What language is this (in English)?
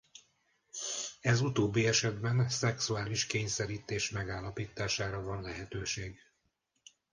Hungarian